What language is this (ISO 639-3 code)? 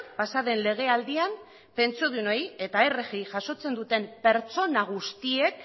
eus